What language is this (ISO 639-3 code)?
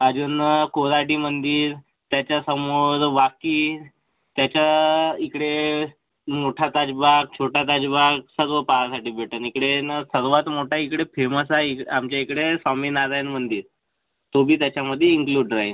mar